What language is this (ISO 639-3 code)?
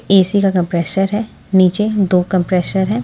hin